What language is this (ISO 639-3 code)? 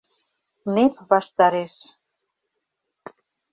chm